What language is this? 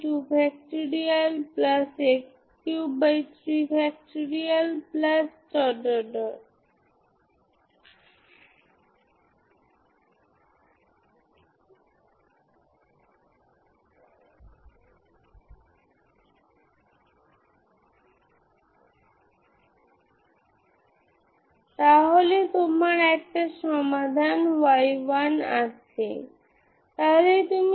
Bangla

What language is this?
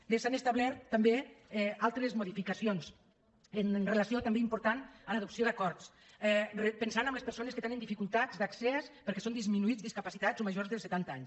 Catalan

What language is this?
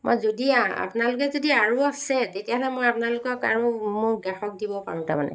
Assamese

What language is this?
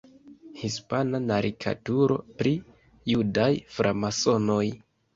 Esperanto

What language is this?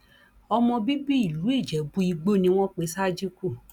Yoruba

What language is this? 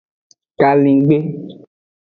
Aja (Benin)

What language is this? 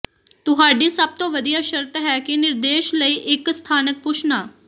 Punjabi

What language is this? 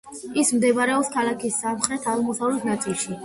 Georgian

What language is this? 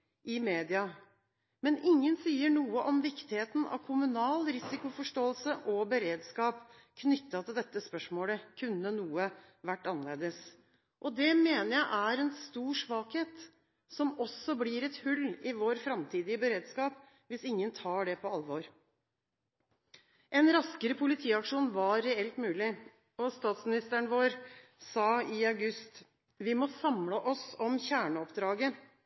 Norwegian Bokmål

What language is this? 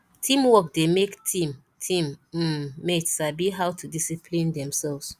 Nigerian Pidgin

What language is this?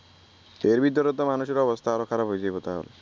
Bangla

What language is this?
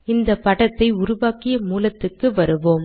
Tamil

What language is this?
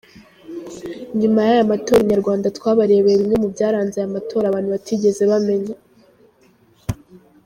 Kinyarwanda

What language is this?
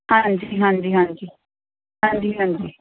Punjabi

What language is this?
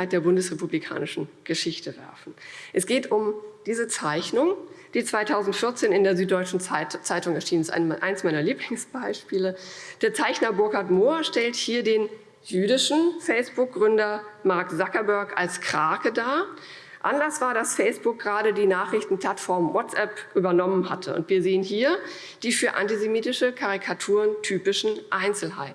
German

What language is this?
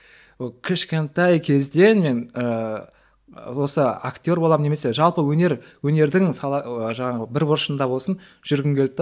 Kazakh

